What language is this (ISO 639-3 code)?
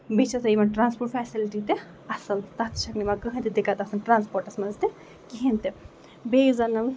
kas